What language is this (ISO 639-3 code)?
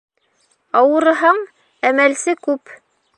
bak